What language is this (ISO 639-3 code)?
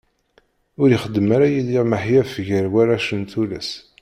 kab